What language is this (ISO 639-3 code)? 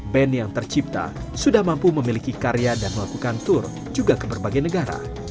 ind